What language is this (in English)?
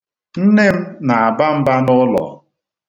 Igbo